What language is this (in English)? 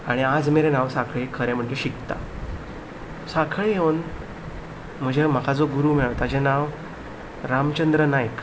Konkani